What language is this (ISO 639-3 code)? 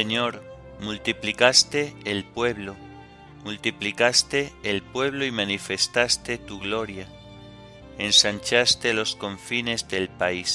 spa